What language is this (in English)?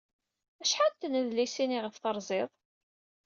Kabyle